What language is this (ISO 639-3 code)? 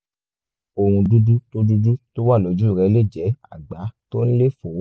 yor